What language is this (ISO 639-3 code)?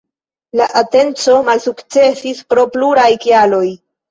epo